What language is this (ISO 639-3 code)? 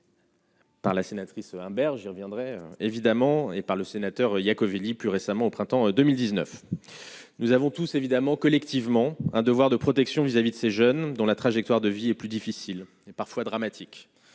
fra